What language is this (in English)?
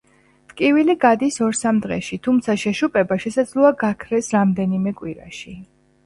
Georgian